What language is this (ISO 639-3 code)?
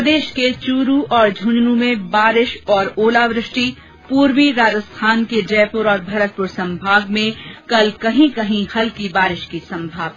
hin